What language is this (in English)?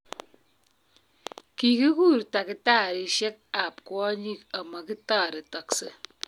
Kalenjin